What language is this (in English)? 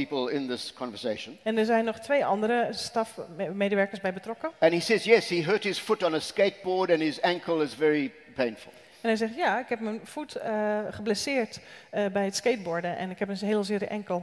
Dutch